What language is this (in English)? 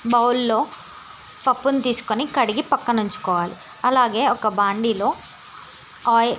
Telugu